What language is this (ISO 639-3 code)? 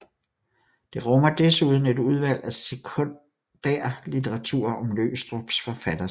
dan